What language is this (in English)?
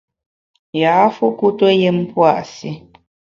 Bamun